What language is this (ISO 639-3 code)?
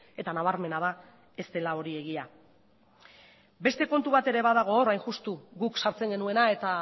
eus